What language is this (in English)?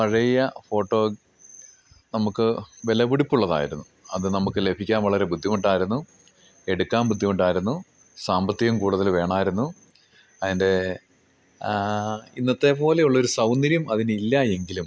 Malayalam